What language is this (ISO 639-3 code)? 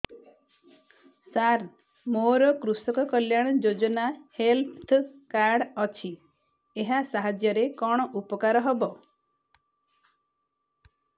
ori